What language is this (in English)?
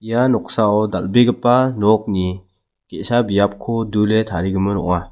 Garo